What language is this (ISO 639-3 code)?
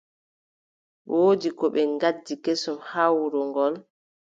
fub